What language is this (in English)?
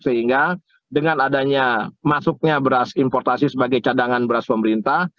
Indonesian